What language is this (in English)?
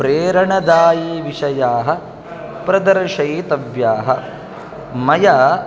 Sanskrit